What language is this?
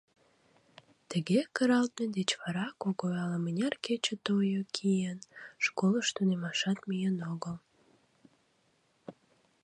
Mari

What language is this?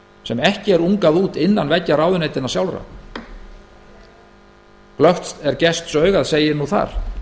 Icelandic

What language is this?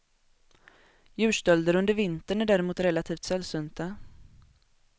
Swedish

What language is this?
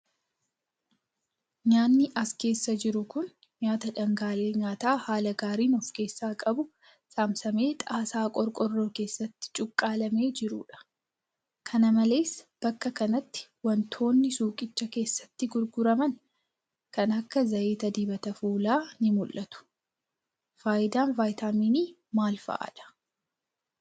Oromo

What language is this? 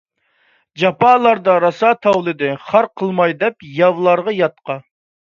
Uyghur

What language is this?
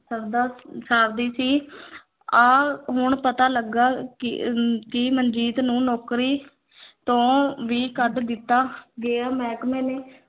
Punjabi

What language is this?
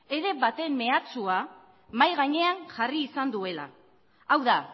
Basque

